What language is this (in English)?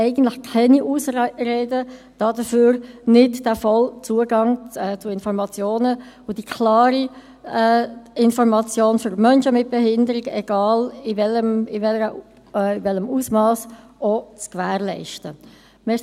Swiss German